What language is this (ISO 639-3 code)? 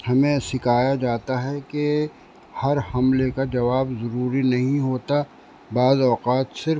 urd